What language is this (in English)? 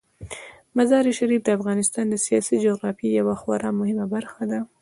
Pashto